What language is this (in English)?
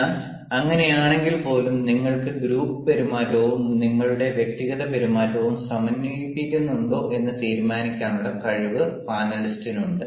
Malayalam